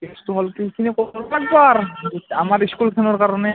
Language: Assamese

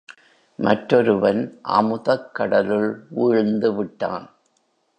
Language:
Tamil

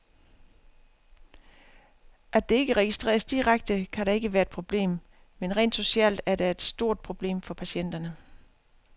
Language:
Danish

